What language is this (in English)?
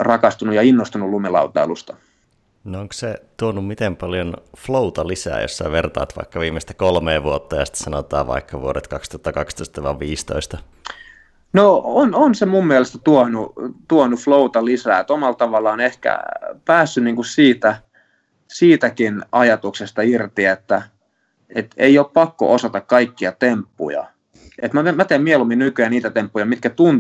Finnish